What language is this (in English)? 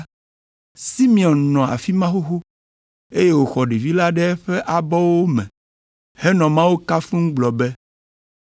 Ewe